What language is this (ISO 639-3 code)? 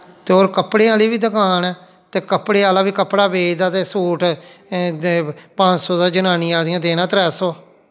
doi